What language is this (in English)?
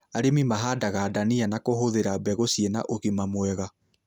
Kikuyu